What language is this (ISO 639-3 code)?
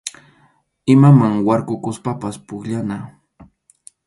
qxu